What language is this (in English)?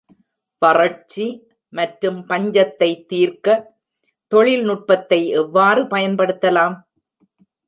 Tamil